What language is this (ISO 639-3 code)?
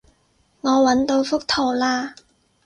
yue